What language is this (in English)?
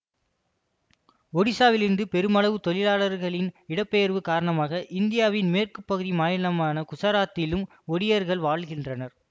Tamil